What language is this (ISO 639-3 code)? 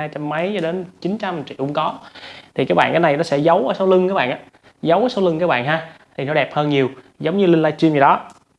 vie